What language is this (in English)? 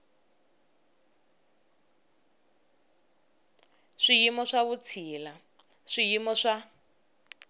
Tsonga